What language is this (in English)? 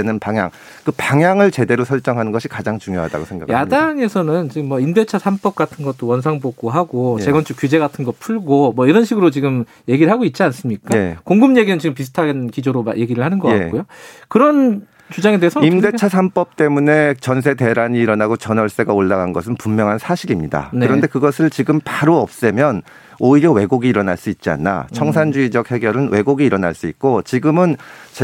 Korean